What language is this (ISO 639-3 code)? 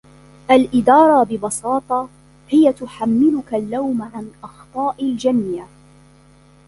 ara